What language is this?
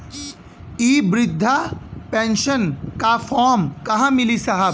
Bhojpuri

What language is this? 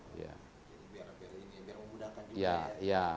Indonesian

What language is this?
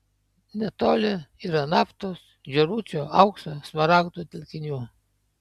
Lithuanian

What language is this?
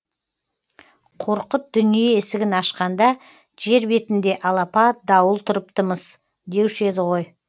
Kazakh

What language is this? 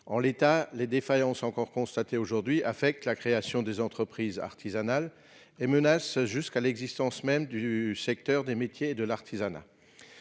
French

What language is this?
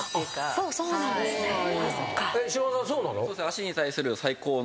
Japanese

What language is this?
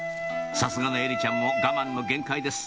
Japanese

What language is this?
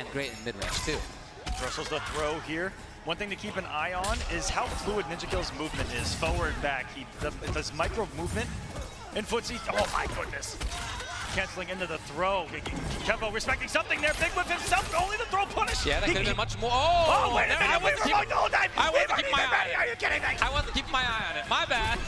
English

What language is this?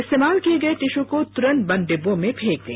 Hindi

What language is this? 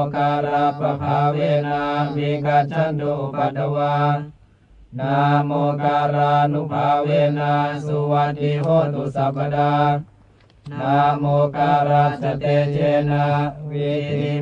Thai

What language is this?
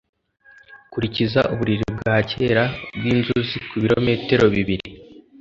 Kinyarwanda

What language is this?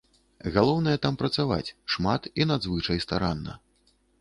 Belarusian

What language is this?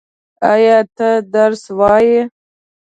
Pashto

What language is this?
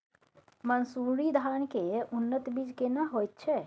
Maithili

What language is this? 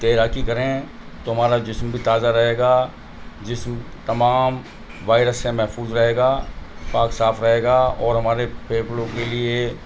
Urdu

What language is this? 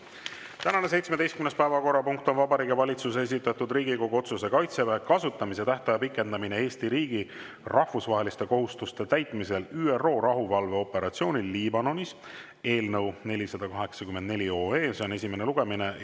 Estonian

